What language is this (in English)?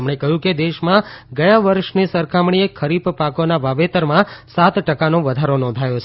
Gujarati